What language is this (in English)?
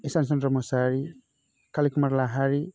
Bodo